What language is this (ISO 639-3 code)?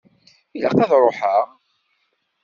kab